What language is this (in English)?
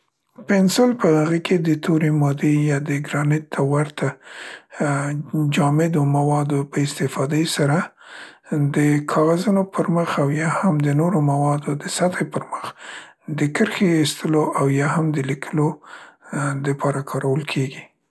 Central Pashto